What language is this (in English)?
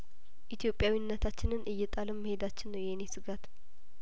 Amharic